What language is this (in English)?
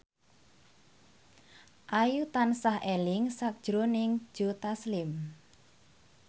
Javanese